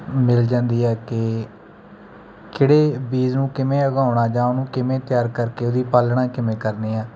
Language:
Punjabi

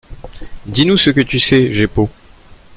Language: French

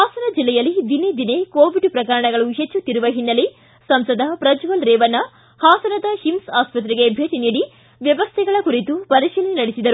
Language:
Kannada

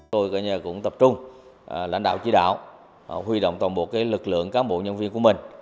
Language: Vietnamese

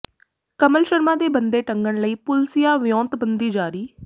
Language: Punjabi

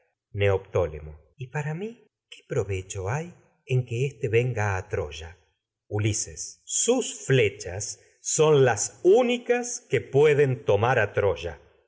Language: Spanish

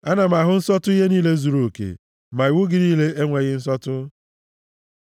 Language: Igbo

